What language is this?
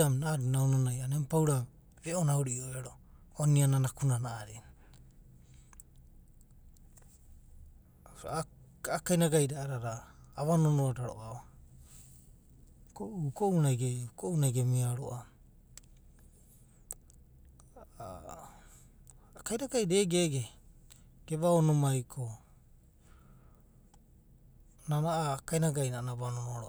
Abadi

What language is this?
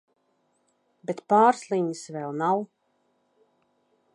Latvian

